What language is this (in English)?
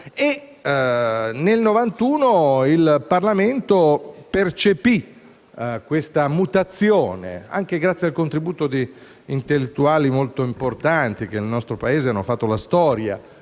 Italian